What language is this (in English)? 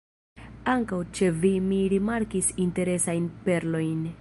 Esperanto